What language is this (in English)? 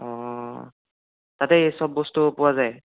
Assamese